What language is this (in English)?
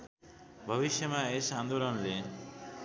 Nepali